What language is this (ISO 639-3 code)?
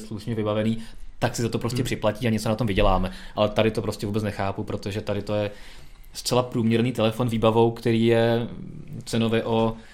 ces